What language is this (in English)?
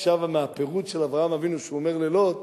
Hebrew